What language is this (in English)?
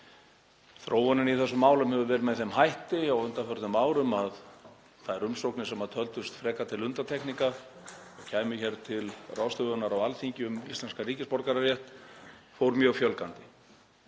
Icelandic